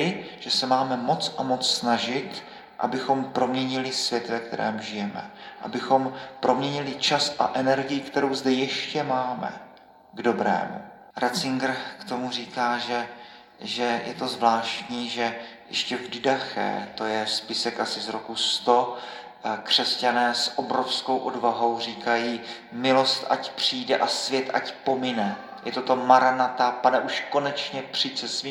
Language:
Czech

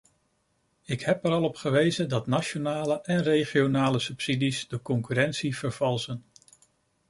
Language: Dutch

